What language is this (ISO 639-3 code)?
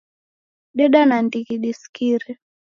dav